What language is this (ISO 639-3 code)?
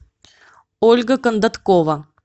rus